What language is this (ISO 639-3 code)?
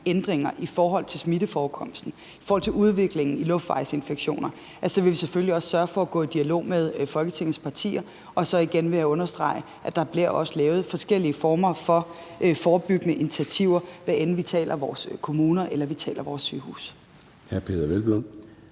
dan